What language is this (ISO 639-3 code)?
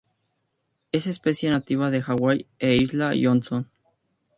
spa